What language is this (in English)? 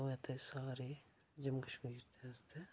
Dogri